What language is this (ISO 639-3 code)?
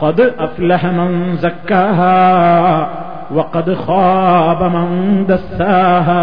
mal